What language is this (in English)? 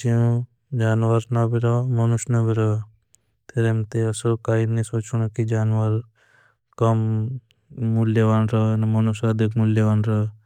Bhili